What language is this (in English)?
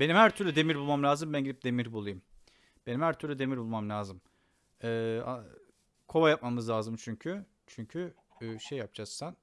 Turkish